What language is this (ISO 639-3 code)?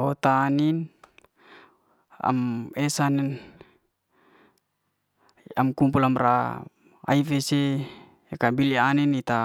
ste